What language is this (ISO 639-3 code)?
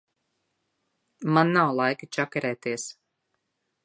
lav